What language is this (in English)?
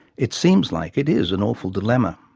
English